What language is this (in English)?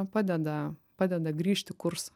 Lithuanian